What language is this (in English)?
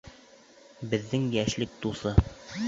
Bashkir